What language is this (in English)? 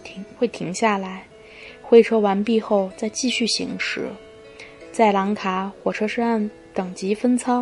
Chinese